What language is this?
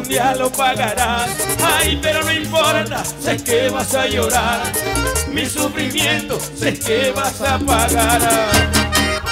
Spanish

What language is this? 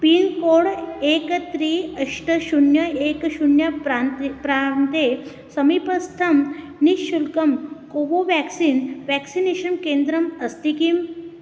Sanskrit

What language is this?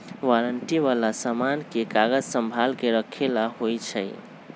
Magahi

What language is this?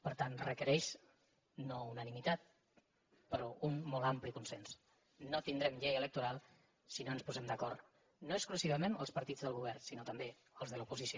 Catalan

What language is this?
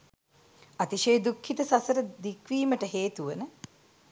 Sinhala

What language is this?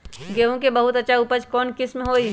Magahi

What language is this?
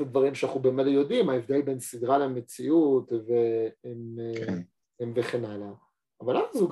Hebrew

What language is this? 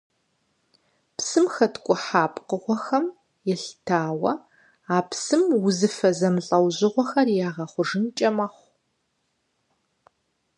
Kabardian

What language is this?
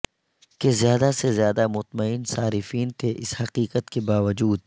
Urdu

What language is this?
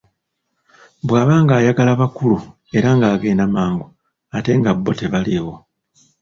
Ganda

